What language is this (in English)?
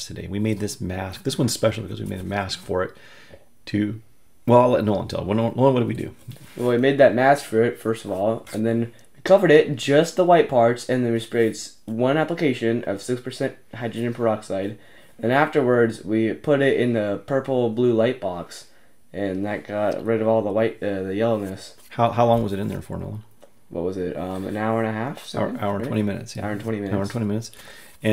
English